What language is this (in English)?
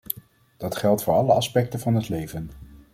Dutch